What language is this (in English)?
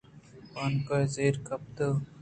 Eastern Balochi